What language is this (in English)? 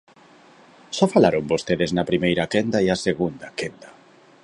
Galician